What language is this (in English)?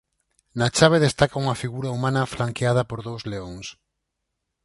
Galician